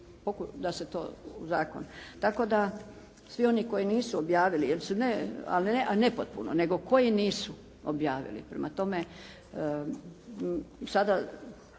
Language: Croatian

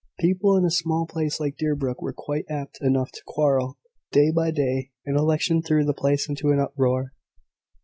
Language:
English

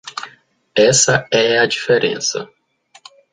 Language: Portuguese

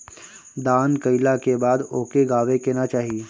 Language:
Bhojpuri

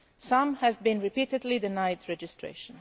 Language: English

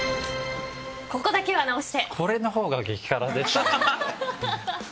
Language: Japanese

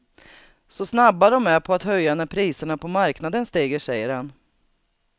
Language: Swedish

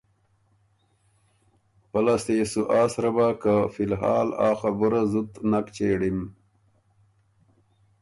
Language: Ormuri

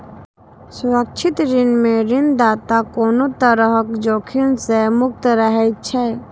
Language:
Maithili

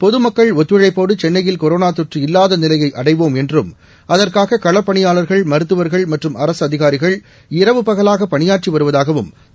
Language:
Tamil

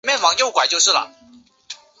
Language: Chinese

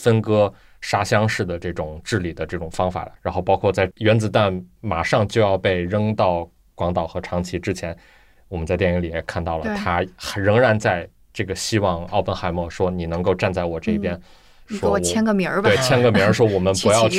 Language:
Chinese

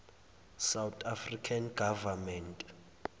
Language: Zulu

